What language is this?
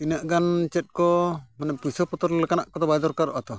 Santali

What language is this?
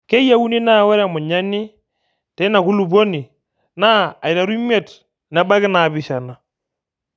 Masai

